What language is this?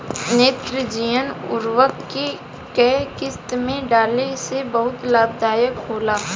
Bhojpuri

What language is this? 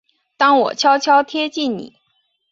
Chinese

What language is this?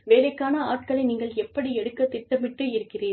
Tamil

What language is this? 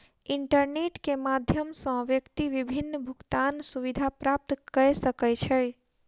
Maithili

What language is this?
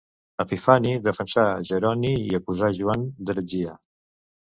Catalan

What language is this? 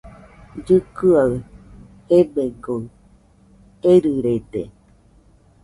Nüpode Huitoto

